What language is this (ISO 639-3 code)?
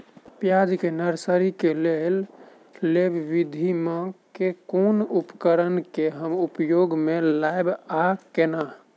mai